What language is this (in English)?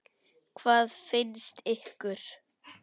Icelandic